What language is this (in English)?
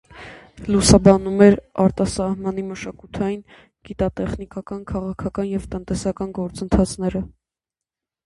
Armenian